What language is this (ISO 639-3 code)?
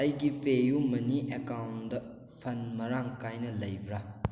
mni